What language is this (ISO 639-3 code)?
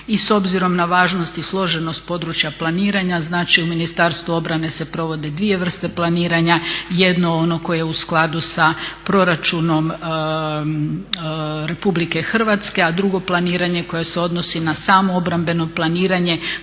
hrv